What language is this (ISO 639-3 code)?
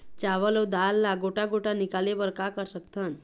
hne